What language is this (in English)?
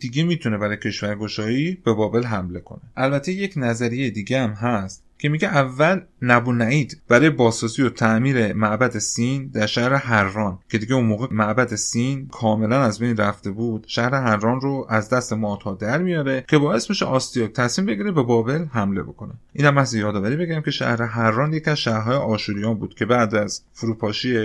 Persian